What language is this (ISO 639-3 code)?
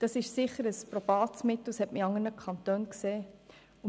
gsw